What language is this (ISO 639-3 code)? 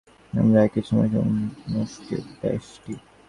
ben